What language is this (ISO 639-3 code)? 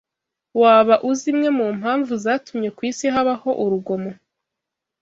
kin